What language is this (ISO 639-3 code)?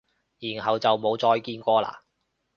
yue